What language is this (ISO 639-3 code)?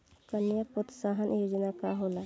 bho